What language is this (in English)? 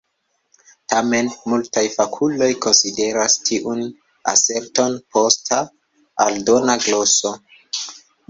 Esperanto